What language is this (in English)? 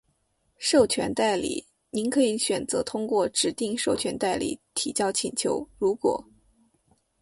Chinese